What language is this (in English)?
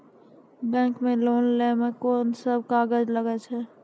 Maithili